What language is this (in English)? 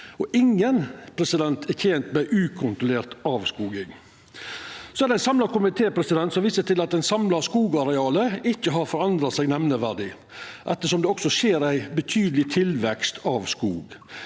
Norwegian